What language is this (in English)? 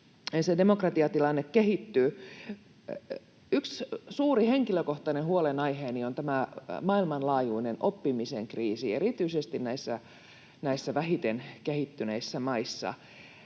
Finnish